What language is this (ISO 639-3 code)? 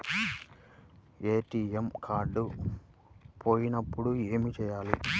tel